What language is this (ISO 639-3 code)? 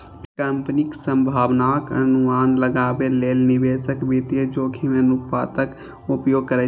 mai